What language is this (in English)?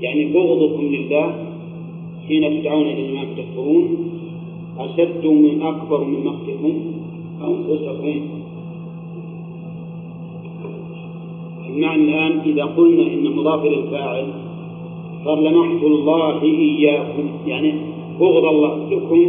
Arabic